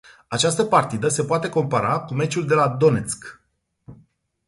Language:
Romanian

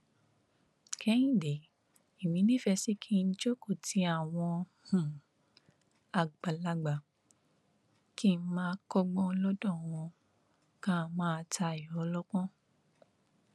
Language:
Yoruba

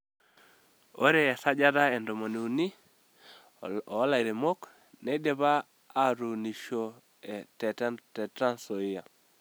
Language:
Masai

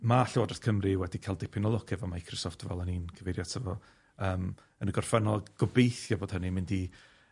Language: Welsh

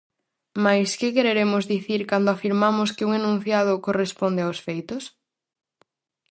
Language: Galician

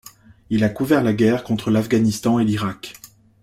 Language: French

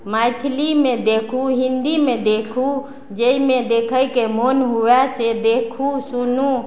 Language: Maithili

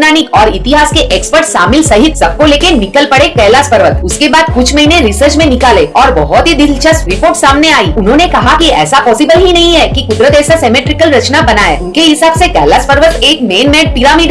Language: Hindi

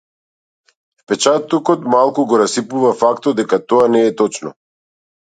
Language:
Macedonian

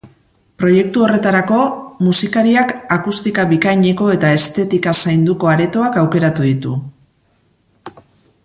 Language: Basque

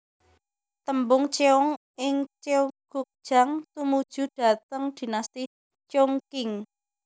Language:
Javanese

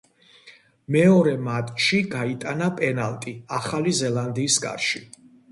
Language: Georgian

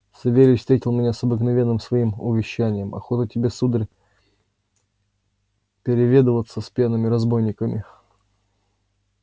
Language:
Russian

